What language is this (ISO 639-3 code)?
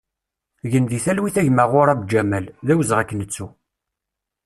kab